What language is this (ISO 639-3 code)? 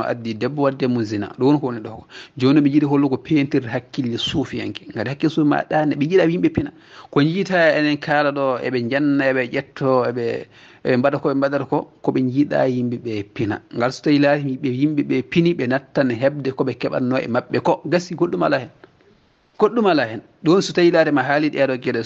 ara